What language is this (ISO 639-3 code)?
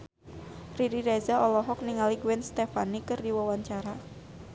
sun